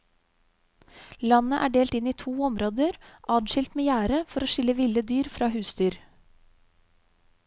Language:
Norwegian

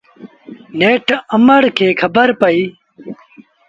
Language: Sindhi Bhil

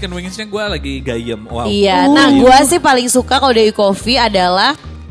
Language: Indonesian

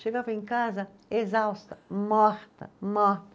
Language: Portuguese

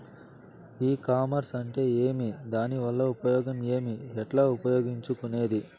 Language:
Telugu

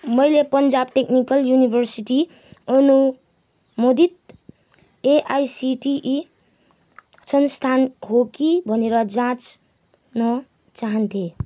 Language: Nepali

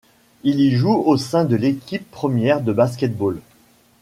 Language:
French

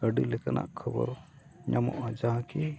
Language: Santali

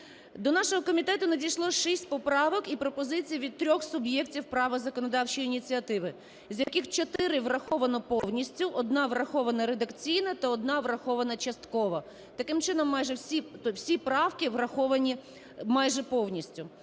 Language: Ukrainian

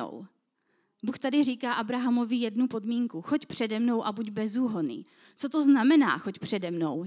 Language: Czech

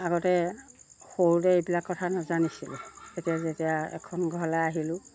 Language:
Assamese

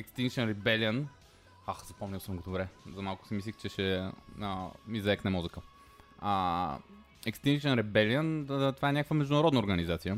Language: Bulgarian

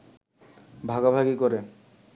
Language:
Bangla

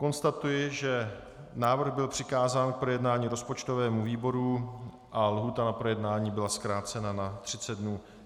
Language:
Czech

